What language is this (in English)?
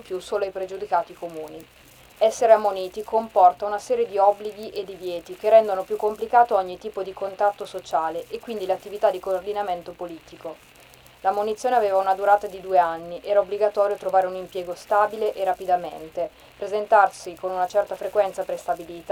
Italian